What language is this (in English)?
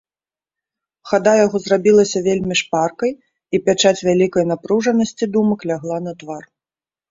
Belarusian